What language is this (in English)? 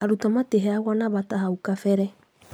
Kikuyu